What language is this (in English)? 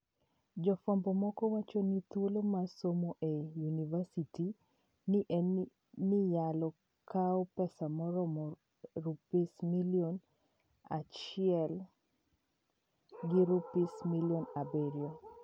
Luo (Kenya and Tanzania)